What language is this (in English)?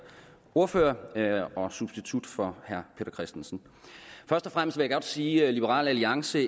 Danish